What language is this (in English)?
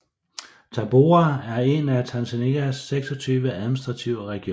Danish